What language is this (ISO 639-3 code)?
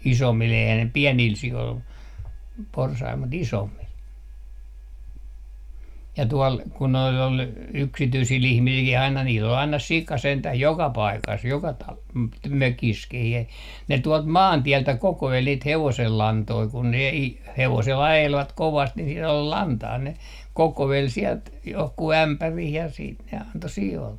fin